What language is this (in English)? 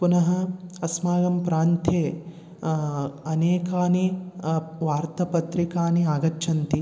Sanskrit